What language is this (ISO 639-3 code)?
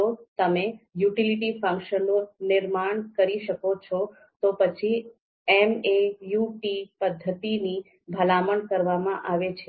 guj